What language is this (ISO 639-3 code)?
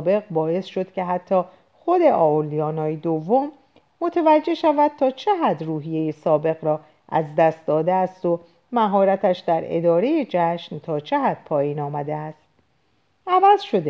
fas